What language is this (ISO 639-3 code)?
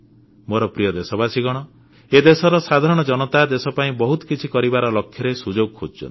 ori